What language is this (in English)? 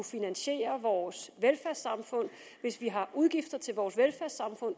Danish